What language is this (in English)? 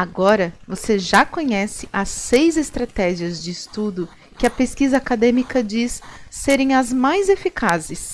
Portuguese